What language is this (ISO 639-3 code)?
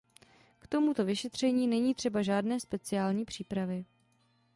ces